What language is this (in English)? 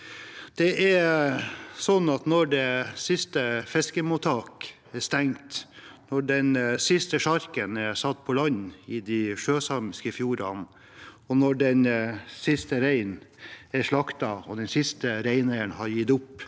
Norwegian